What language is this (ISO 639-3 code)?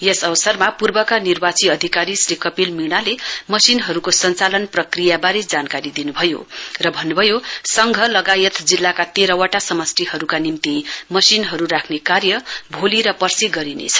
nep